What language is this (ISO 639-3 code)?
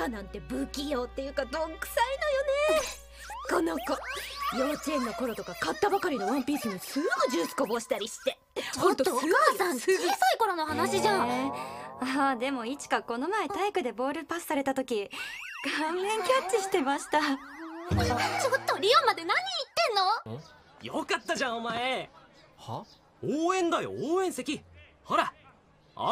jpn